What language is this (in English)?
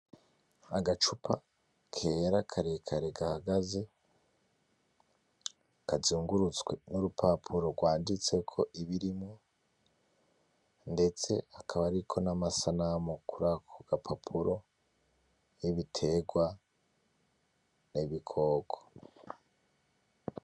Rundi